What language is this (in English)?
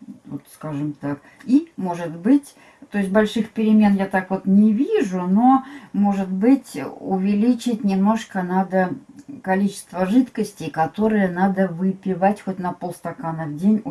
Russian